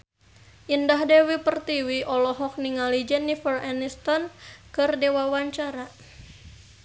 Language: Sundanese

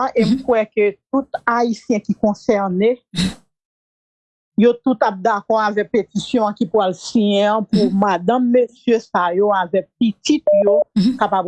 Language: French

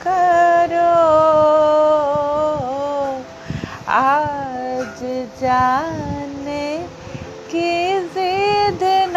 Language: Hindi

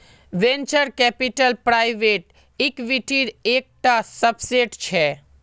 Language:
Magahi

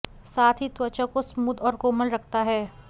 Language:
Hindi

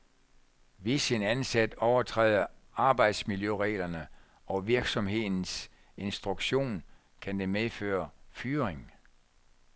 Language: Danish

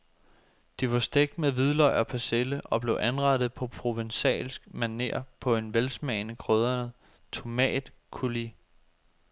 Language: Danish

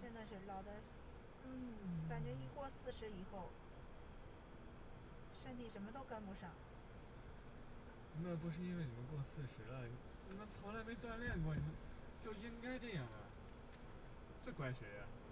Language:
Chinese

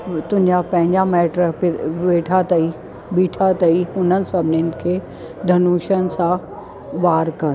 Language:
Sindhi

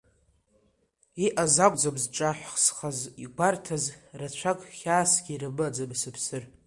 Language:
Abkhazian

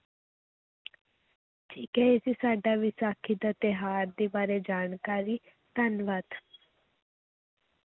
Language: Punjabi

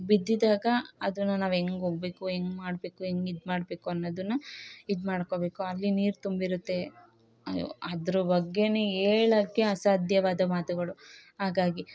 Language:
Kannada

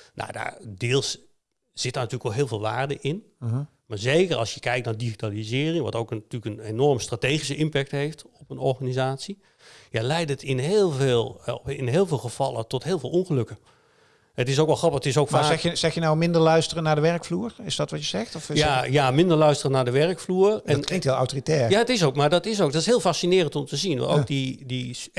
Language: Dutch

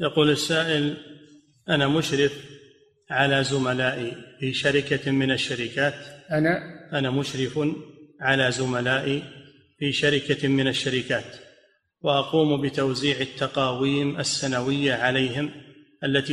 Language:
Arabic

